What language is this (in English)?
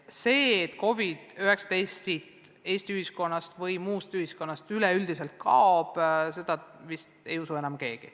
Estonian